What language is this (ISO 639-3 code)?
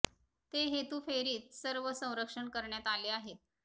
mar